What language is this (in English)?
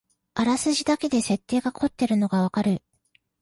Japanese